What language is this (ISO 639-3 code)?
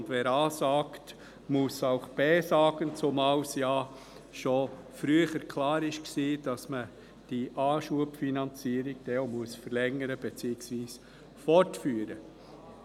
gsw